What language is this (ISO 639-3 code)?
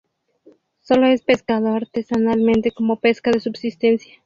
spa